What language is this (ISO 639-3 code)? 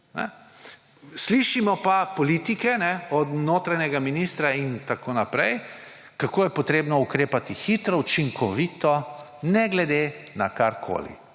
slv